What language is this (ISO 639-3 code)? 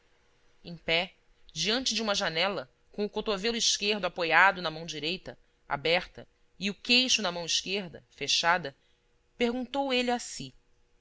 por